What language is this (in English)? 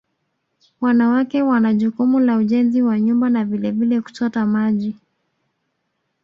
Swahili